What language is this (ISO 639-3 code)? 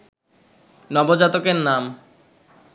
ben